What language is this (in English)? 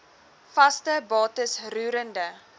Afrikaans